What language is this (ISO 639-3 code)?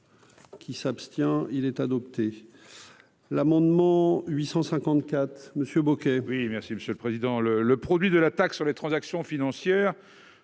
fra